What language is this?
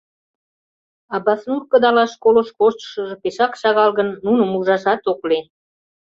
Mari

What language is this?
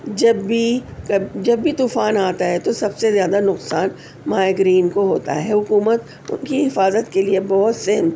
Urdu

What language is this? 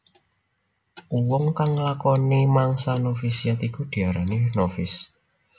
Javanese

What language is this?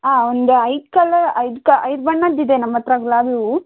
Kannada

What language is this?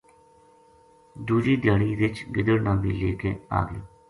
Gujari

